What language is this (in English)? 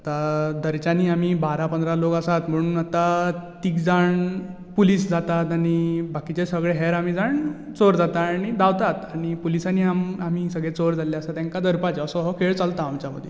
Konkani